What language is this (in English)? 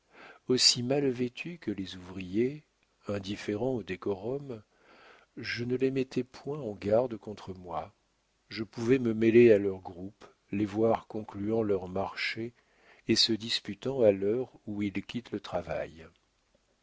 French